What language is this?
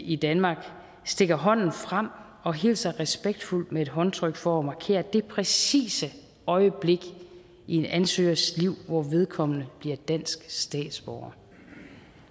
Danish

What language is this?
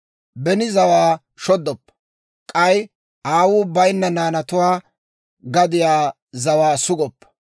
Dawro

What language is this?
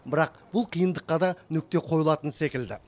Kazakh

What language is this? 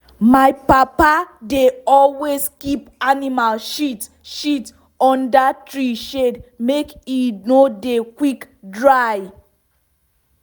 Nigerian Pidgin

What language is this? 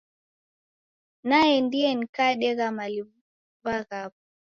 Taita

